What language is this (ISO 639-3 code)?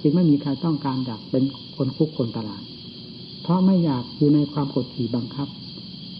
tha